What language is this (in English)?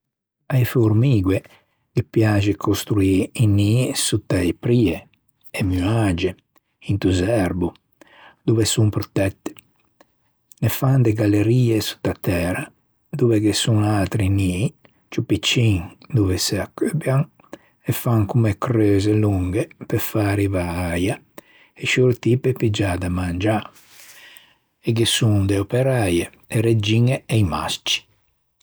Ligurian